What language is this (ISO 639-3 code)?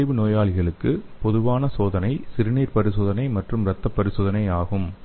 tam